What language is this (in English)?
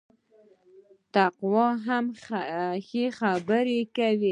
Pashto